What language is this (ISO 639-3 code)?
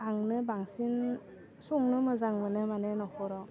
brx